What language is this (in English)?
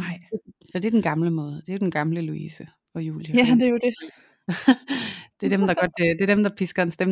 Danish